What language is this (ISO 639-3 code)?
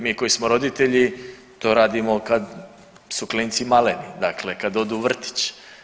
hrv